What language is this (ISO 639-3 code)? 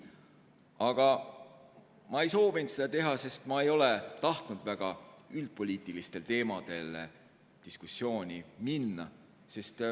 est